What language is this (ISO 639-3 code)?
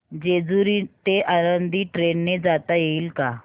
mar